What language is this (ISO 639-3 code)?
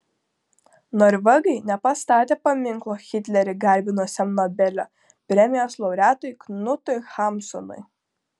lit